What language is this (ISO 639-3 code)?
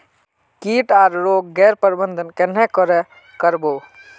mag